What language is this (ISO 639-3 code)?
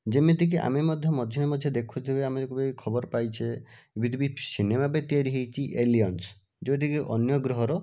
ori